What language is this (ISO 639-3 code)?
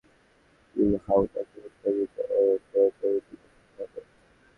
ben